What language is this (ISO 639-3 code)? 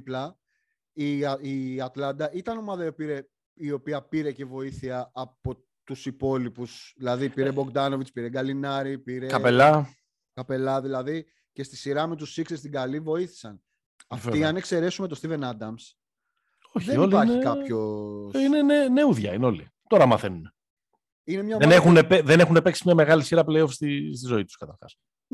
ell